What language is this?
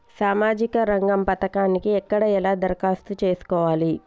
Telugu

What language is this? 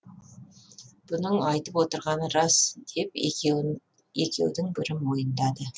Kazakh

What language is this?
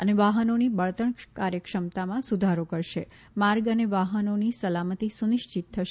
Gujarati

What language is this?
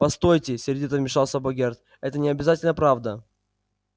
Russian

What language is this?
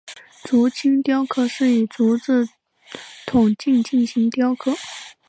Chinese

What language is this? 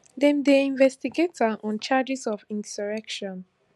Nigerian Pidgin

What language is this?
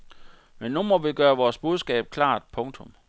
Danish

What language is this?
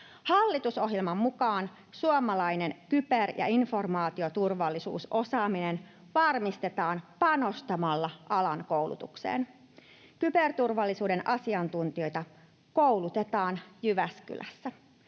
Finnish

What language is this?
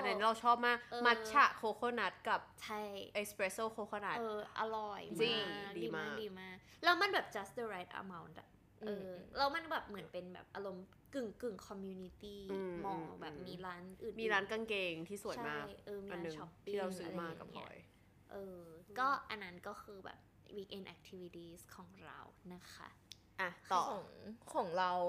Thai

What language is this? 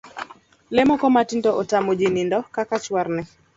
Luo (Kenya and Tanzania)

